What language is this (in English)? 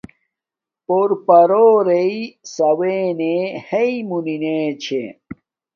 Domaaki